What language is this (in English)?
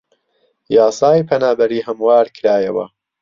Central Kurdish